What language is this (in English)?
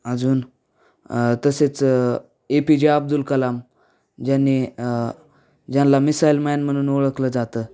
Marathi